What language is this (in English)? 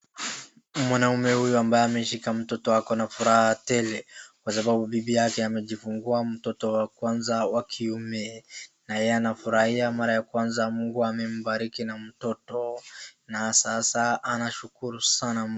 Swahili